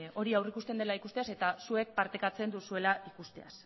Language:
Basque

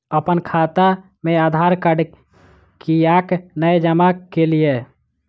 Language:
Maithili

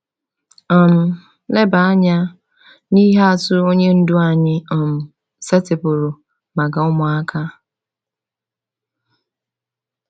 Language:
Igbo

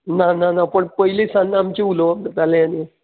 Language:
Konkani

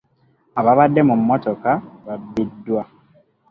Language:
Ganda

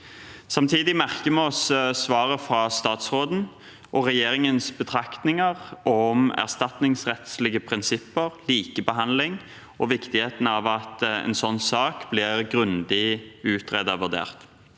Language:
Norwegian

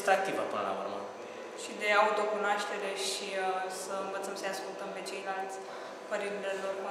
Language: Romanian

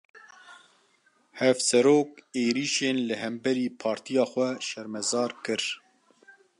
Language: Kurdish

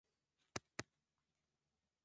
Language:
Swahili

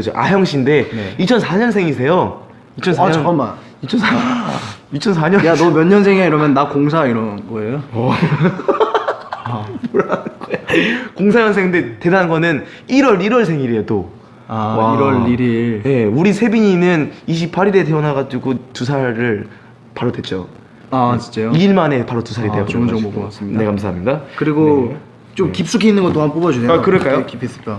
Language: Korean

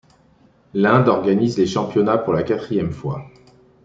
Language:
French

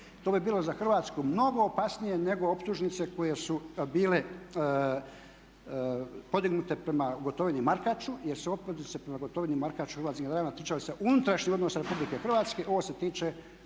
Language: Croatian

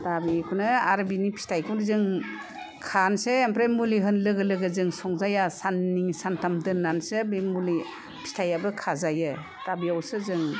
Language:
Bodo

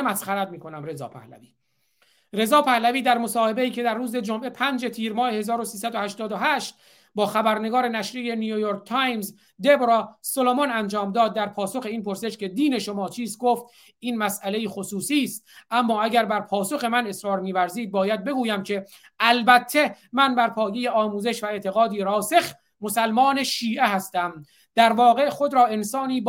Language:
Persian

